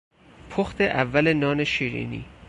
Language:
Persian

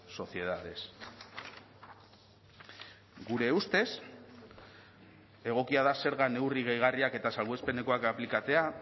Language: Basque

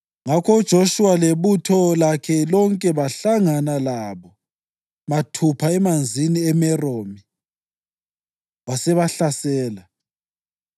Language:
North Ndebele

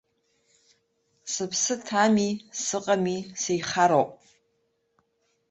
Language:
Abkhazian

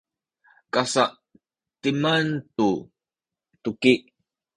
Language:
Sakizaya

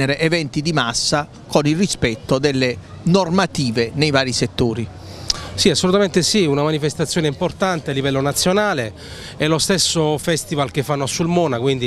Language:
Italian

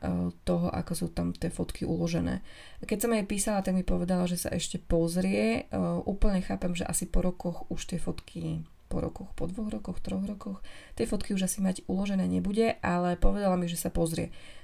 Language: Slovak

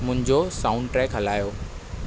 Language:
Sindhi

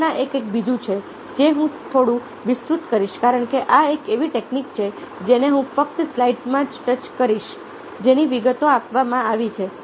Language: Gujarati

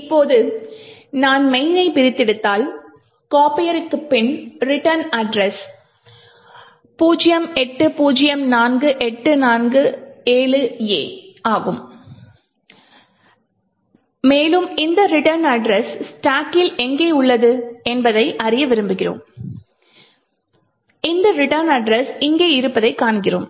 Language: Tamil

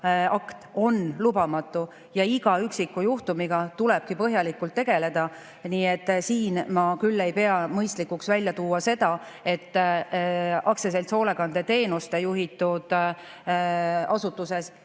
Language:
Estonian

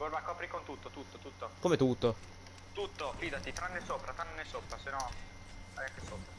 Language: Italian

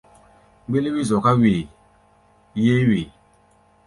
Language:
Gbaya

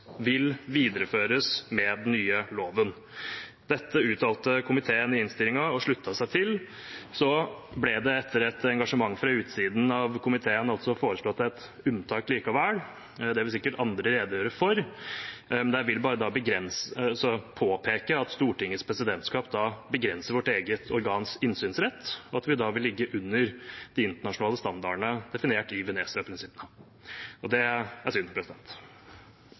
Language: Norwegian Bokmål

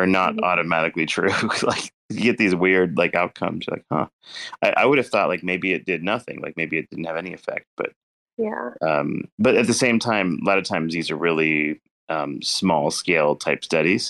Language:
English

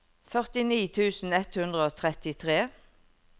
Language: Norwegian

